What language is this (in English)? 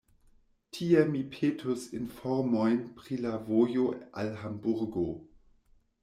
Esperanto